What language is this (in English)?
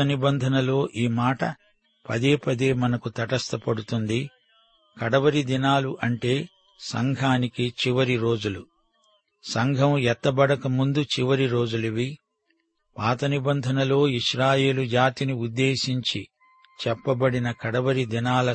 Telugu